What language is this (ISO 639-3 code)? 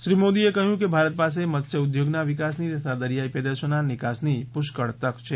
guj